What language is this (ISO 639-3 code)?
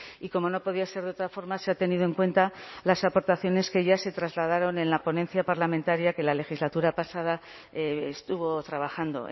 spa